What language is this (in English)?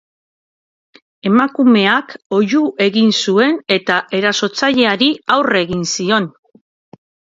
Basque